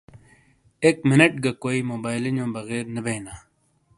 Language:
Shina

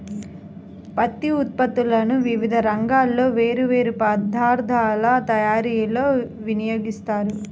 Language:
Telugu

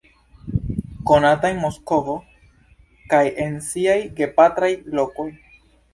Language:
Esperanto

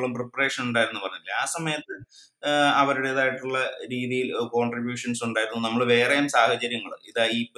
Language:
Malayalam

